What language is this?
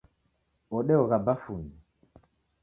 Taita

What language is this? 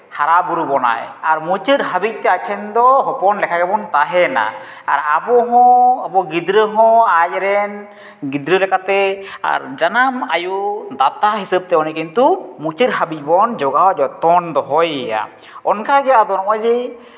Santali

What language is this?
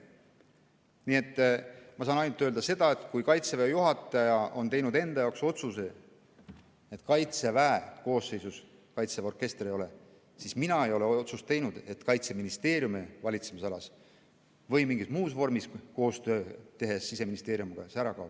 Estonian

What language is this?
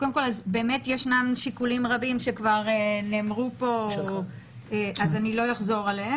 Hebrew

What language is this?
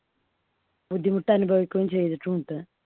Malayalam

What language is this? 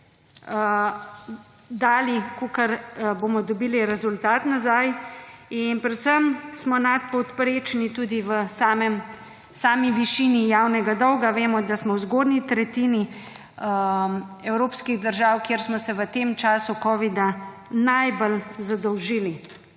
Slovenian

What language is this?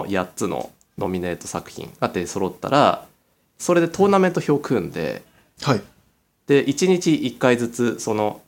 Japanese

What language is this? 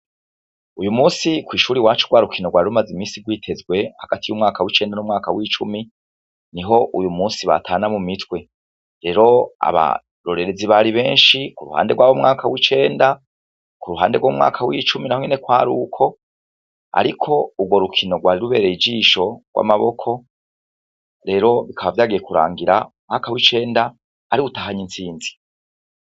Rundi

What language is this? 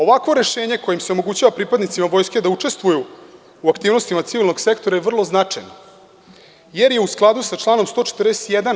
Serbian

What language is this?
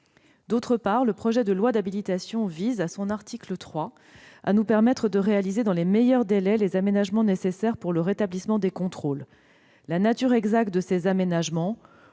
French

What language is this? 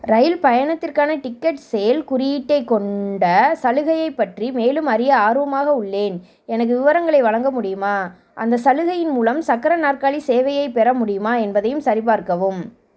Tamil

